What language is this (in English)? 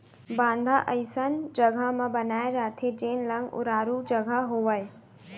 Chhattisgarhi